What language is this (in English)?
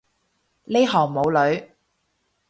Cantonese